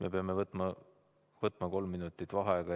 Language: Estonian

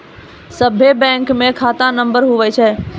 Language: Maithili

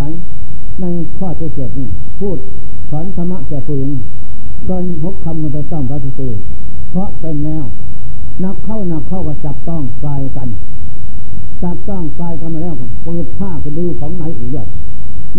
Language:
Thai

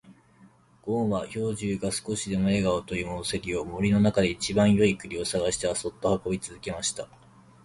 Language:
Japanese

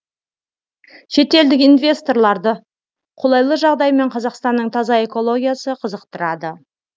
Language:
Kazakh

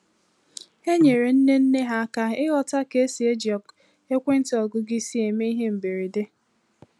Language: Igbo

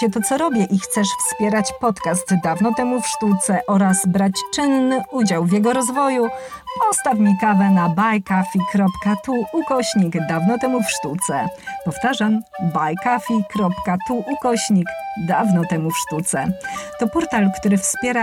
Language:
Polish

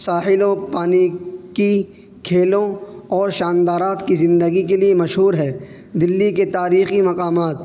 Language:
Urdu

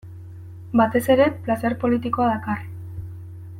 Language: Basque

